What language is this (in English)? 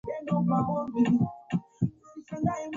Swahili